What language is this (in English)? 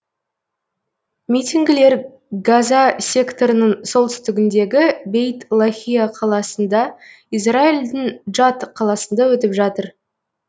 Kazakh